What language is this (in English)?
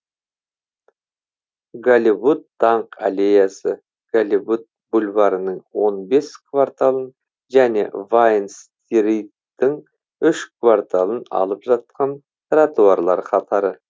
Kazakh